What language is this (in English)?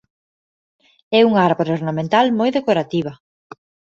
Galician